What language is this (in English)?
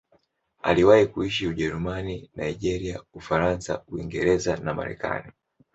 Swahili